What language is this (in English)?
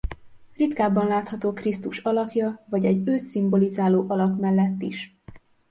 Hungarian